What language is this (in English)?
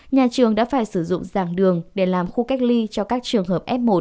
Vietnamese